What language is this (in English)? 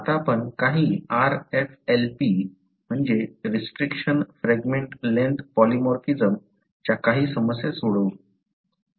Marathi